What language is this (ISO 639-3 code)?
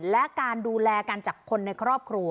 tha